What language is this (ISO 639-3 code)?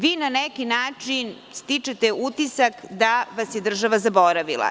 srp